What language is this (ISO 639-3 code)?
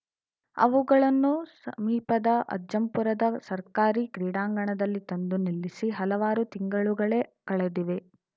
kan